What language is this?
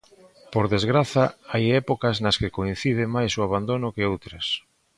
Galician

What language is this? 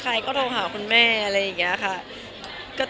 Thai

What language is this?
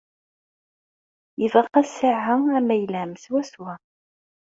Kabyle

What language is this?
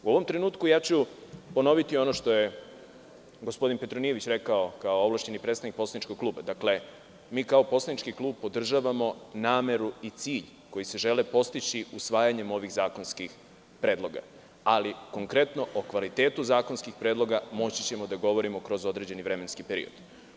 Serbian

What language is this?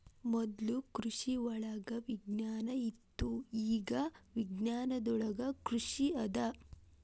Kannada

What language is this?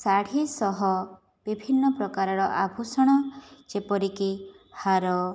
Odia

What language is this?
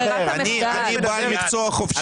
Hebrew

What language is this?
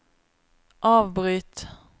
Norwegian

